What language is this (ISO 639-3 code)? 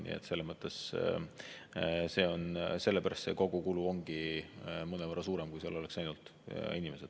est